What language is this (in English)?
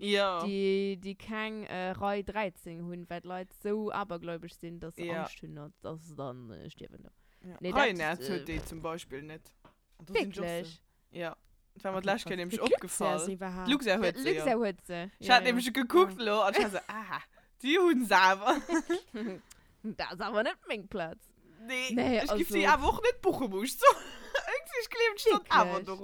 German